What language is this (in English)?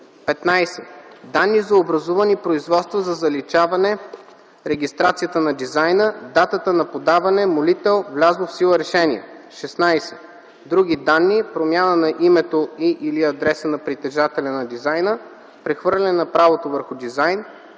Bulgarian